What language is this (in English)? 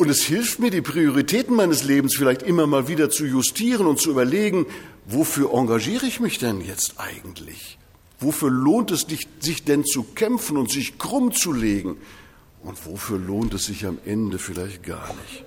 German